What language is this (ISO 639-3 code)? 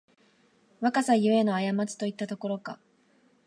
jpn